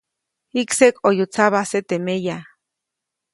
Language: Copainalá Zoque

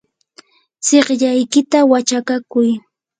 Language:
Yanahuanca Pasco Quechua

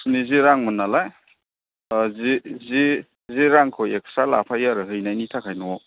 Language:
Bodo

